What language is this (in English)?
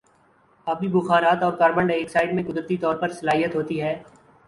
Urdu